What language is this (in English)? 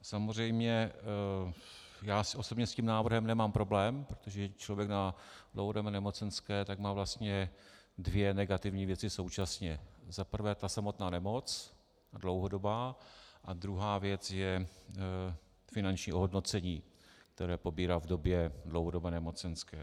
Czech